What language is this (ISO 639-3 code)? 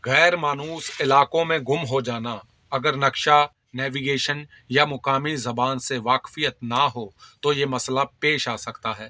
urd